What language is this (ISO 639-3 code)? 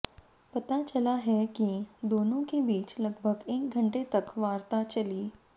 hin